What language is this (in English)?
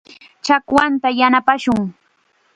Chiquián Ancash Quechua